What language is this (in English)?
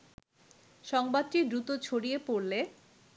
Bangla